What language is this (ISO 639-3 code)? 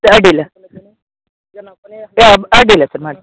kan